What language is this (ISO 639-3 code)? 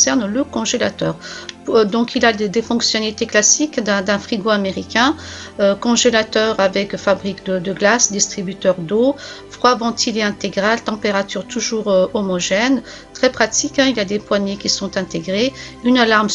fra